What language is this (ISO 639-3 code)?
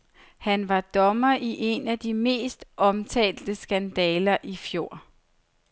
dan